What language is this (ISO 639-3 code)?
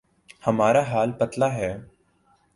urd